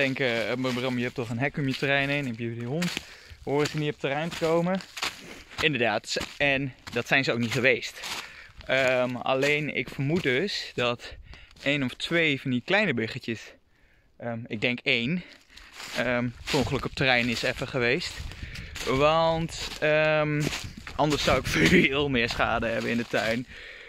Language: Dutch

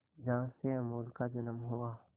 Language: Hindi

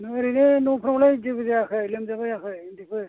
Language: Bodo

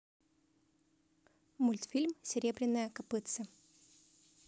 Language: Russian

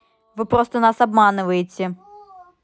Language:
Russian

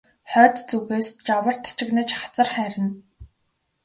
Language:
Mongolian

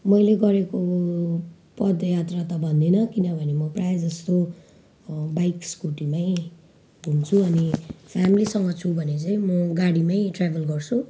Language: Nepali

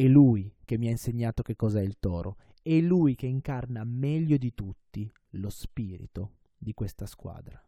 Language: Italian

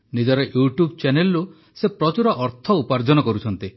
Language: Odia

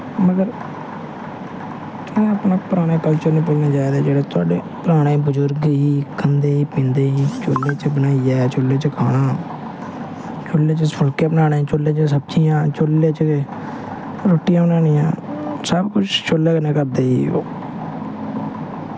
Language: Dogri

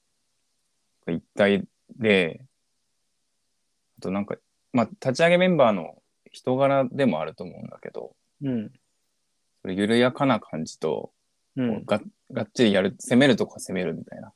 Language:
Japanese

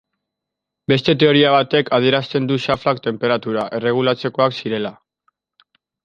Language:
Basque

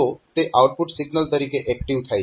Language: Gujarati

